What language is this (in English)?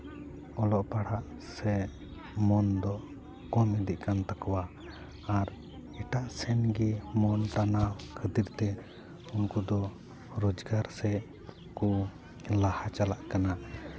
Santali